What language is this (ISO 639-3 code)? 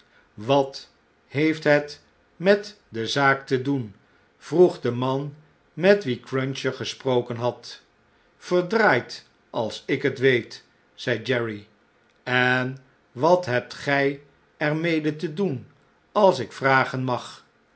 nld